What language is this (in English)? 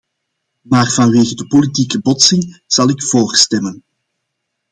Dutch